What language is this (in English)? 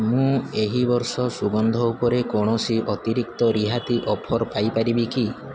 Odia